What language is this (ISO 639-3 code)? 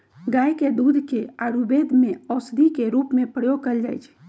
mag